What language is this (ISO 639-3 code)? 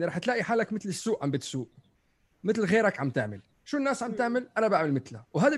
ara